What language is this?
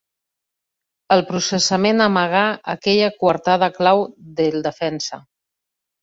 Catalan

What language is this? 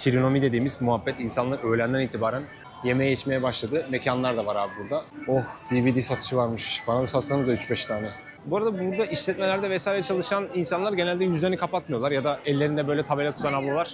Turkish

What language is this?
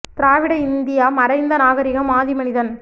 Tamil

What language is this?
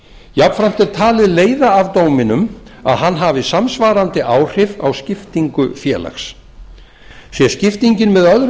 Icelandic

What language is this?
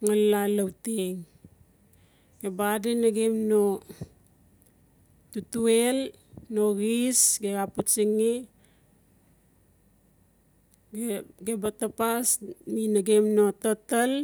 Notsi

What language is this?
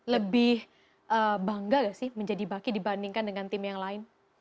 Indonesian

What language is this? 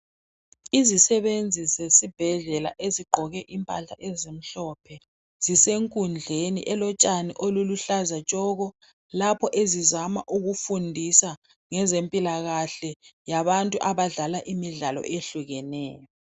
North Ndebele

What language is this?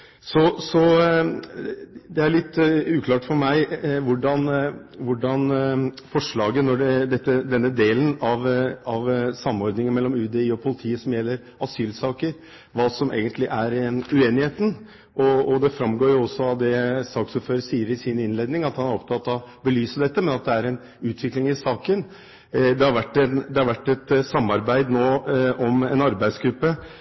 Norwegian Bokmål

